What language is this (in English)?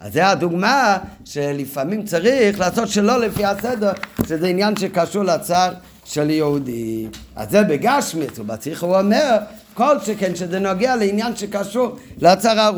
Hebrew